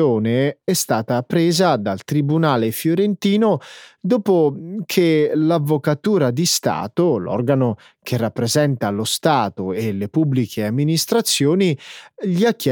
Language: Italian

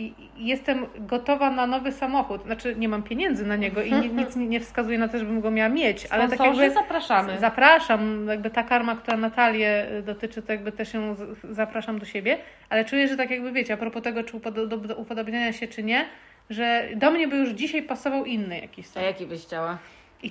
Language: Polish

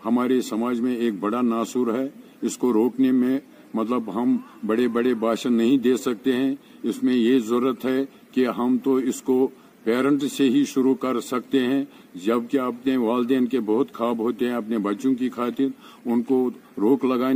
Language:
Turkish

